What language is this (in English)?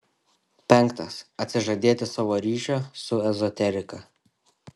Lithuanian